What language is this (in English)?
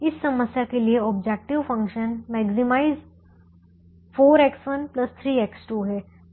Hindi